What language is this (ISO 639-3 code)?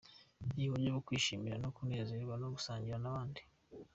kin